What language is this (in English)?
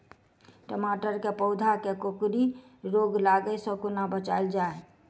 Maithili